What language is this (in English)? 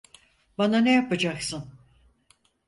Turkish